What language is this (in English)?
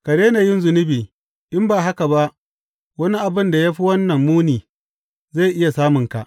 Hausa